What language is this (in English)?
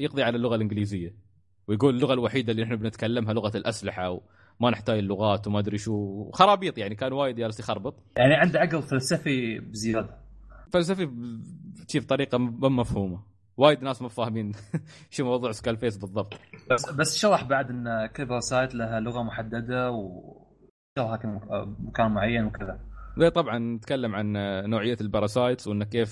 Arabic